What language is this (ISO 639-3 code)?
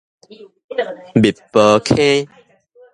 nan